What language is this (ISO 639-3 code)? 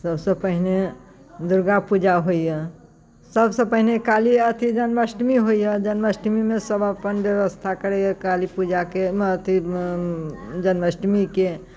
mai